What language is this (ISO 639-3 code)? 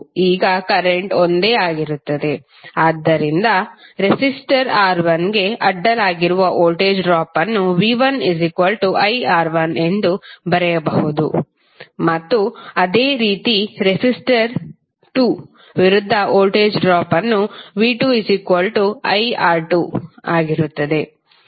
kan